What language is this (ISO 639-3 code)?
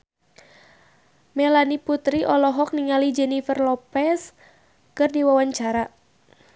sun